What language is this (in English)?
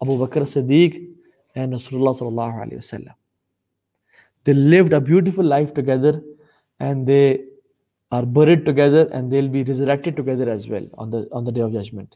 Urdu